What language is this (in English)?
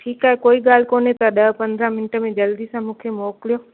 Sindhi